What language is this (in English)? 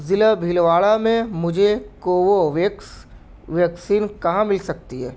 Urdu